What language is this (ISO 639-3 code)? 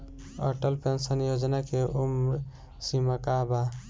bho